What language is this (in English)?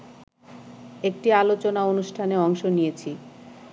Bangla